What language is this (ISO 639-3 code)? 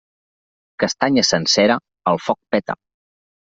cat